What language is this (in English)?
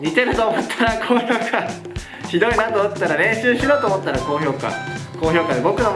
Japanese